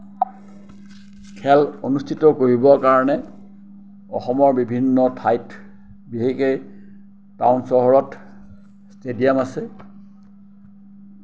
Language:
Assamese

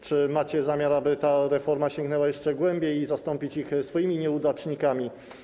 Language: Polish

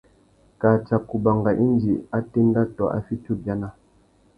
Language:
Tuki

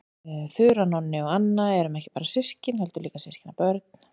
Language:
Icelandic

